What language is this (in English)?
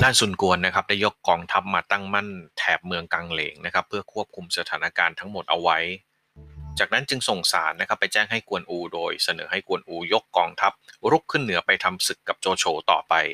Thai